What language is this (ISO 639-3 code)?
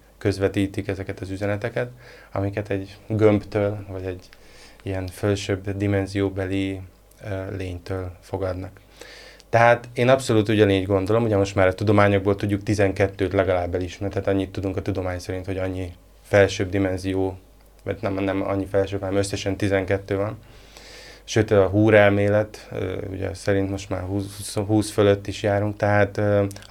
hun